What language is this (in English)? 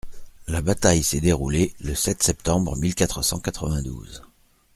French